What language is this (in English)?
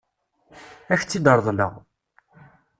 Kabyle